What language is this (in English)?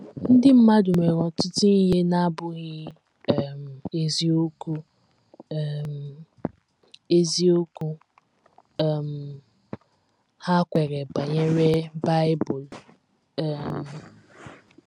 Igbo